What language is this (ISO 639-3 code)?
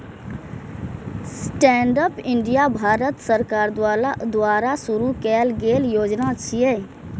mai